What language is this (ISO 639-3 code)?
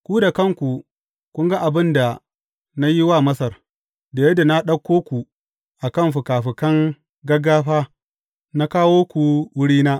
hau